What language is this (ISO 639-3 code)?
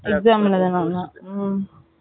tam